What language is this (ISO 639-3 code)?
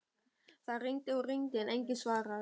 isl